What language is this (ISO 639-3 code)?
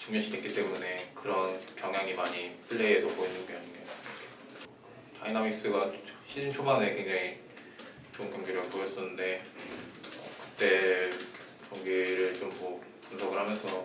kor